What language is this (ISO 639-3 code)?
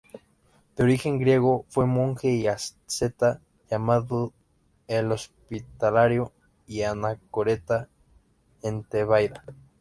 spa